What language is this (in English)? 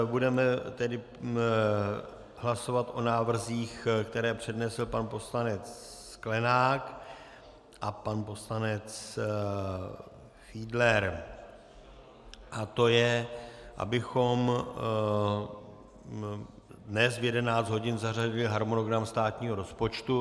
Czech